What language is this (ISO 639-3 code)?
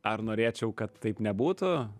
lit